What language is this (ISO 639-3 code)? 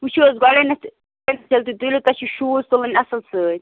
kas